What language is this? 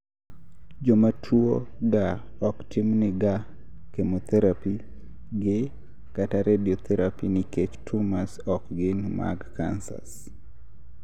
Luo (Kenya and Tanzania)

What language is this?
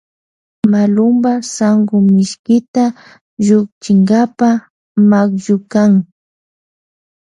Loja Highland Quichua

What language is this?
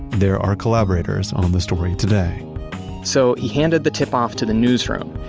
English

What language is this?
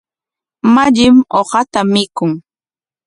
Corongo Ancash Quechua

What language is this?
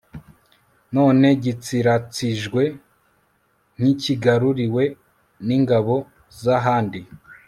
Kinyarwanda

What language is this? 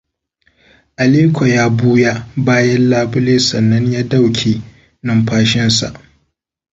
Hausa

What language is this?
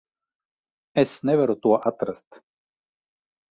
Latvian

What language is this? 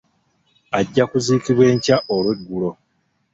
Ganda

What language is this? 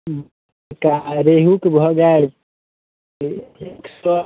Maithili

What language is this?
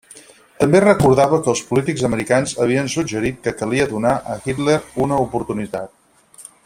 Catalan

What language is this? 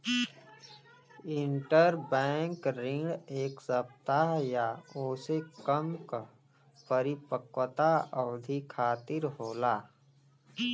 Bhojpuri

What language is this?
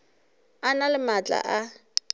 Northern Sotho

